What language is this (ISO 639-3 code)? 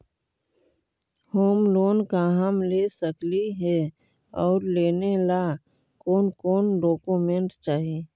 mag